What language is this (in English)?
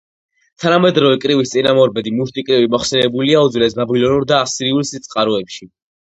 Georgian